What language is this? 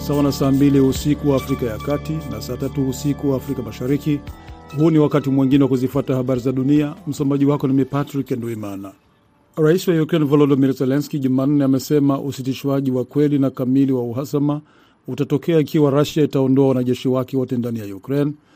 Swahili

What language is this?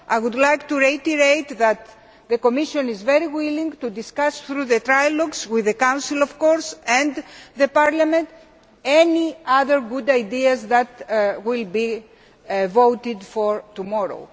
English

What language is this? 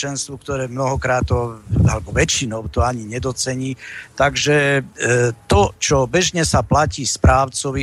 Slovak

